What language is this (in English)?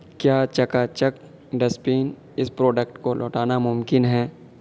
Urdu